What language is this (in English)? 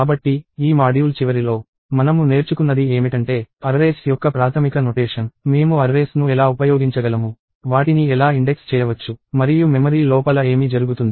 Telugu